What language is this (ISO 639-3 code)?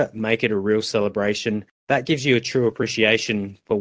ind